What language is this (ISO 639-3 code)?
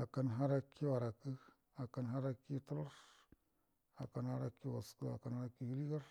bdm